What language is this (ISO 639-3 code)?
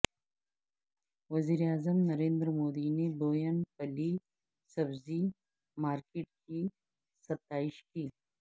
urd